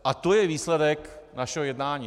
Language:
Czech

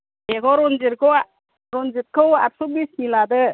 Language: Bodo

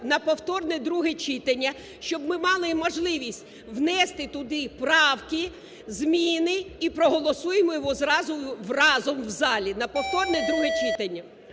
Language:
Ukrainian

